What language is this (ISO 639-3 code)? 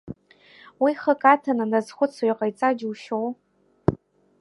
abk